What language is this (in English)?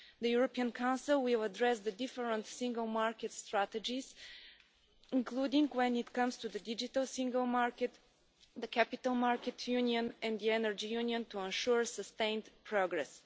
English